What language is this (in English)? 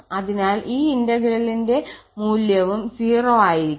Malayalam